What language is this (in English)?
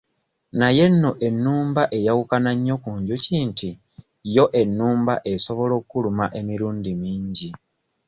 Ganda